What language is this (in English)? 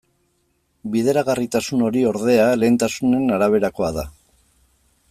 Basque